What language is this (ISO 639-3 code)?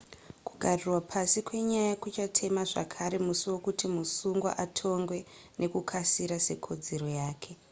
sna